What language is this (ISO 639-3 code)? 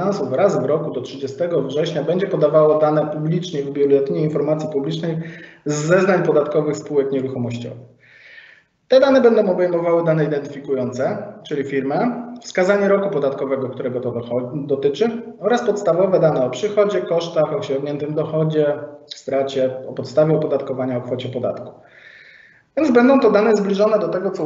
pol